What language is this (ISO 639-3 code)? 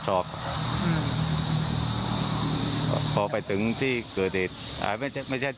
tha